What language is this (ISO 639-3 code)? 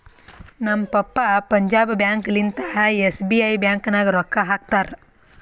kan